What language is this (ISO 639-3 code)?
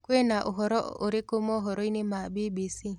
kik